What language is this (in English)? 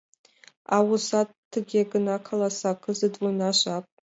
Mari